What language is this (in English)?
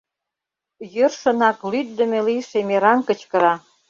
Mari